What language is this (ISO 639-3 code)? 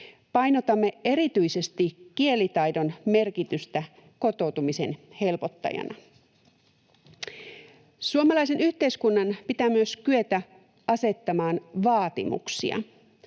fin